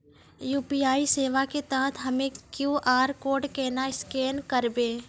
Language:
Maithili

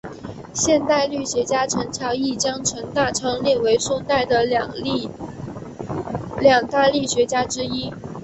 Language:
Chinese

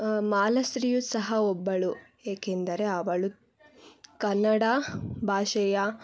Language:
Kannada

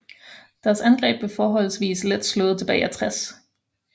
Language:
Danish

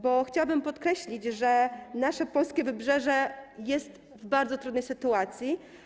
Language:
Polish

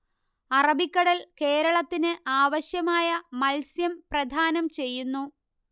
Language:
Malayalam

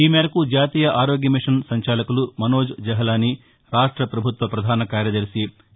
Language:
Telugu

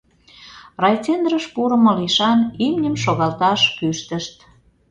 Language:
Mari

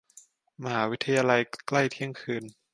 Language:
Thai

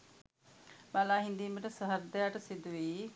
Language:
Sinhala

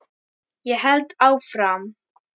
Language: Icelandic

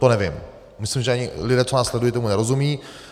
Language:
Czech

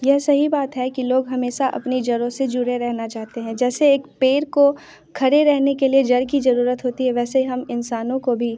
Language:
Hindi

